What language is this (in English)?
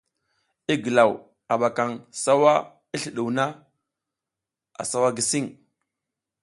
South Giziga